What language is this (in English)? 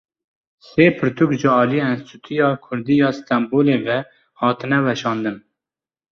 Kurdish